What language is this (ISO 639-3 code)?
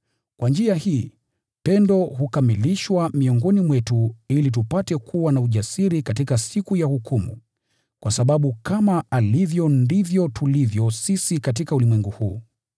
swa